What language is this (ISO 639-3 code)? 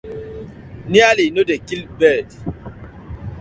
pcm